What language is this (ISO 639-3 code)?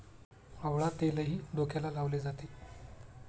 mar